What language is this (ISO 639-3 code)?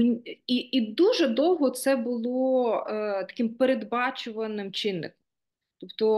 ukr